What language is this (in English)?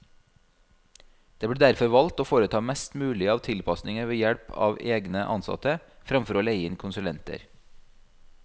Norwegian